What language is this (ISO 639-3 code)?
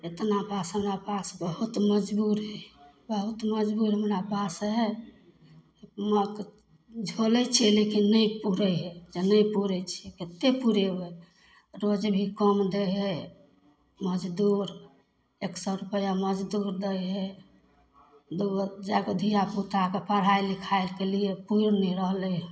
mai